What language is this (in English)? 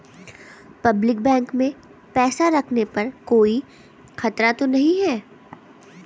Hindi